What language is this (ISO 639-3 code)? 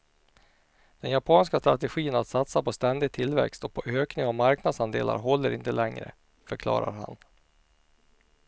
swe